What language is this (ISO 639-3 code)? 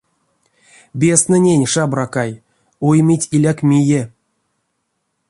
myv